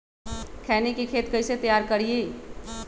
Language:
Magahi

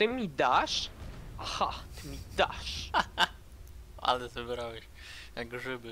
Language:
Polish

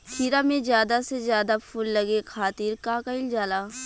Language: Bhojpuri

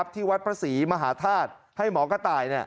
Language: Thai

